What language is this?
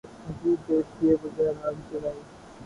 Urdu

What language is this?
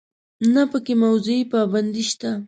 Pashto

